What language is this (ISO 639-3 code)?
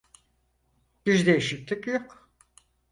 tur